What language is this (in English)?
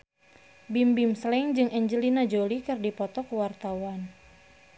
Sundanese